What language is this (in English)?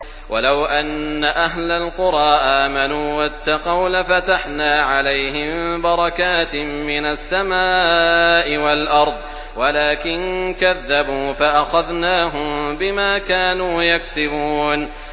Arabic